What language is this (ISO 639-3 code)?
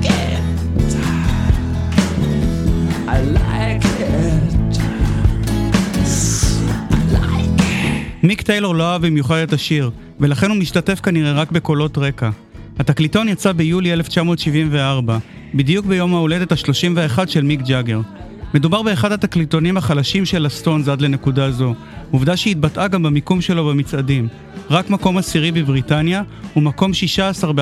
heb